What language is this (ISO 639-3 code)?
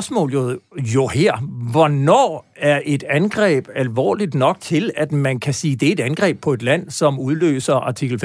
dan